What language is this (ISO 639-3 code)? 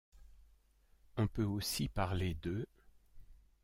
fra